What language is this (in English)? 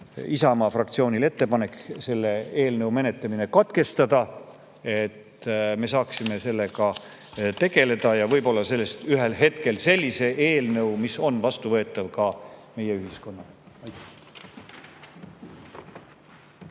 Estonian